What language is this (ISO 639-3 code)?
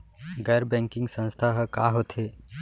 hne